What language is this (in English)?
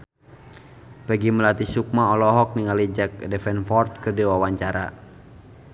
Sundanese